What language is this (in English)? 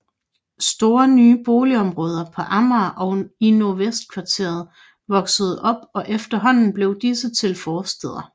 Danish